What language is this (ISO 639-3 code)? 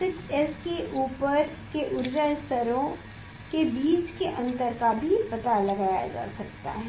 hin